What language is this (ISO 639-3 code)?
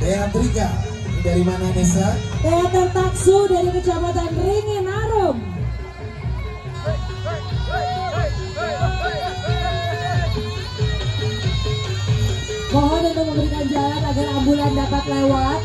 ind